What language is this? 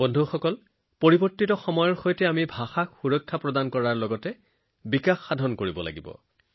Assamese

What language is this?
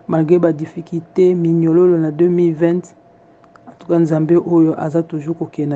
French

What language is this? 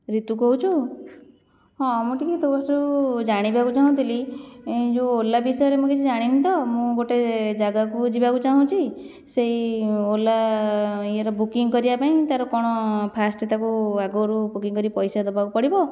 Odia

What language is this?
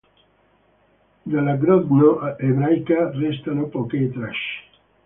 Italian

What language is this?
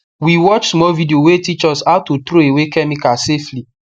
Nigerian Pidgin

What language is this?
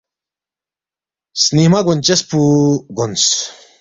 Balti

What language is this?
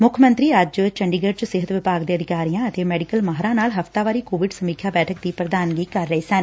Punjabi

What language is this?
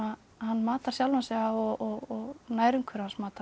Icelandic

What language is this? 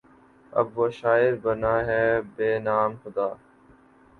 Urdu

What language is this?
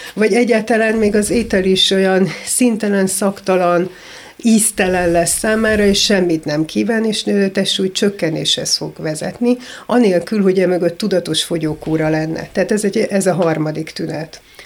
Hungarian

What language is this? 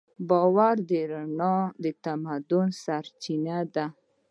Pashto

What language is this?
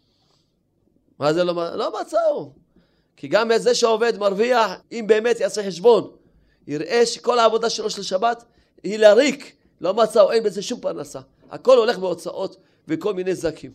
Hebrew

